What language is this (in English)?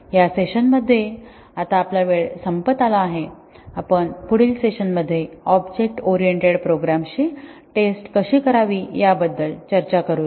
Marathi